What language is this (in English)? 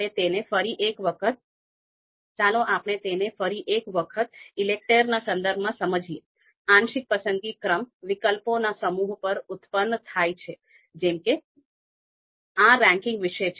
Gujarati